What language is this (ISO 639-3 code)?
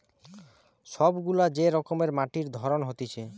ben